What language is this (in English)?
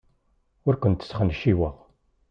Kabyle